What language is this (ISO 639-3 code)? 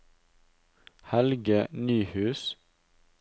nor